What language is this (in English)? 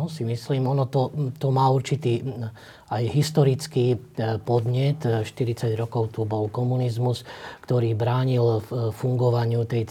Slovak